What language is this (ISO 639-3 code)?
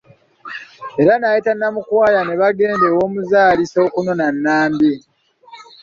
lug